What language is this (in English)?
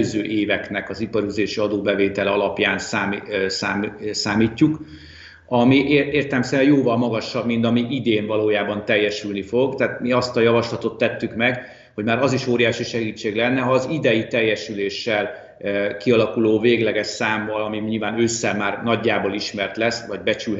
Hungarian